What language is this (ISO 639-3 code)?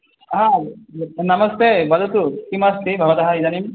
san